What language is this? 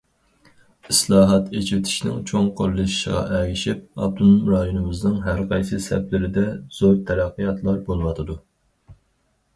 Uyghur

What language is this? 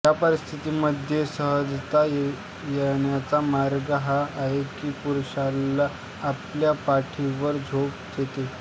Marathi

